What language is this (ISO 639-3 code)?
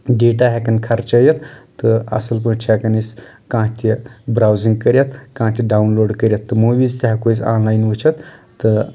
kas